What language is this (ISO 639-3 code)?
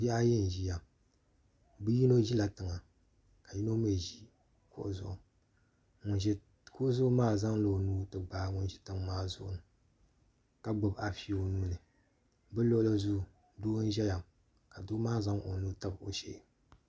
dag